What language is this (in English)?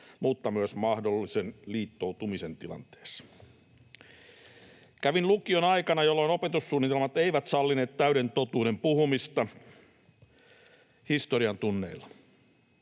Finnish